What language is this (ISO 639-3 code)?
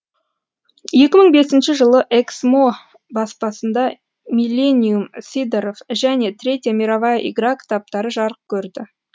kaz